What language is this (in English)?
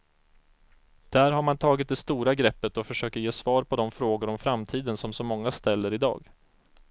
Swedish